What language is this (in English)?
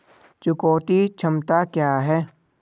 Hindi